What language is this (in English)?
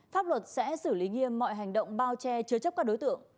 Vietnamese